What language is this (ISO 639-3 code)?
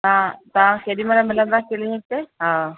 snd